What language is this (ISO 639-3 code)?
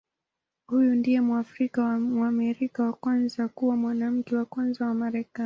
swa